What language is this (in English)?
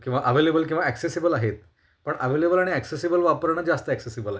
Marathi